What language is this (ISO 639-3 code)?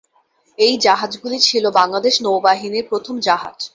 ben